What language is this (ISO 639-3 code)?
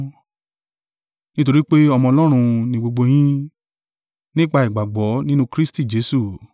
yor